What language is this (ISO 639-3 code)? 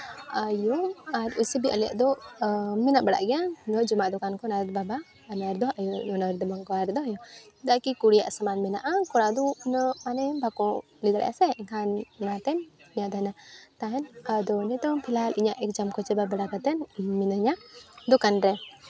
sat